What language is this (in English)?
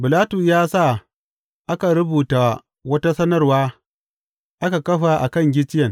Hausa